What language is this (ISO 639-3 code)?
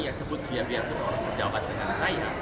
ind